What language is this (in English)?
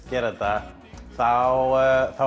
Icelandic